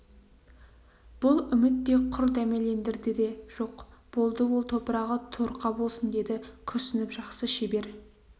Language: Kazakh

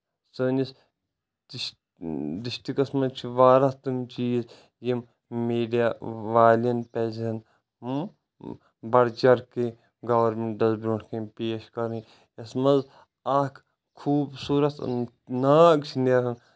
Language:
Kashmiri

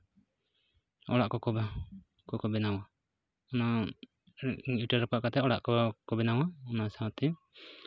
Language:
Santali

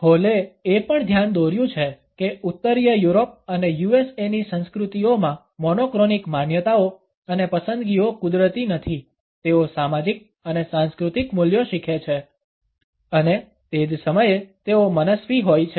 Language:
Gujarati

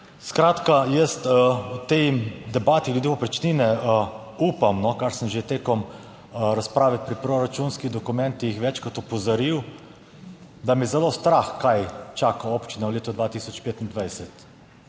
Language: Slovenian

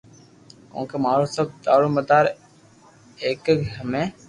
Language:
Loarki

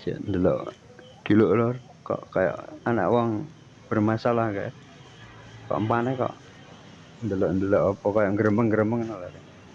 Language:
Indonesian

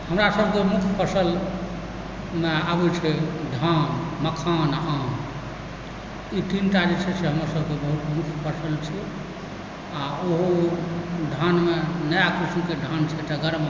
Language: Maithili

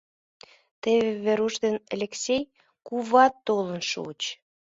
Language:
Mari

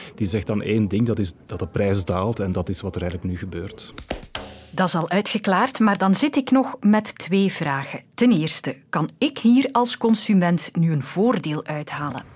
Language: Dutch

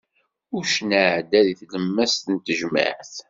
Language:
Kabyle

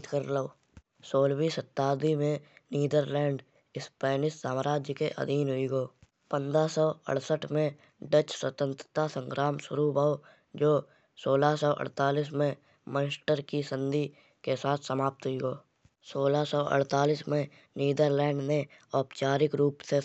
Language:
Kanauji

